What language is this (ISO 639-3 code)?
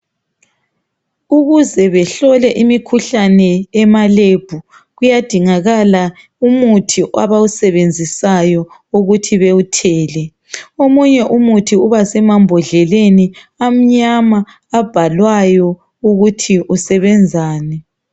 nde